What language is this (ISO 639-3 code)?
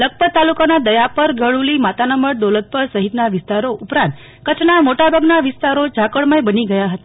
guj